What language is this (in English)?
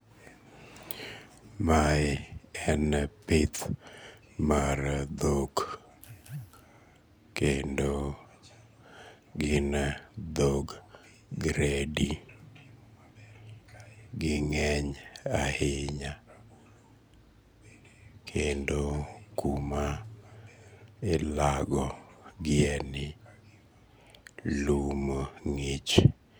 Luo (Kenya and Tanzania)